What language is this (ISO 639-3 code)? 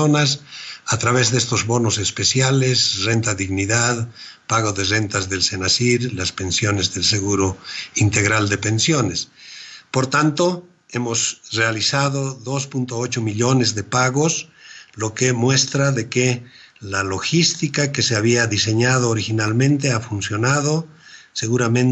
spa